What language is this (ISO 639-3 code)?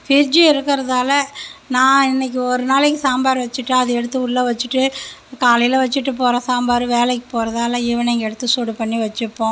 tam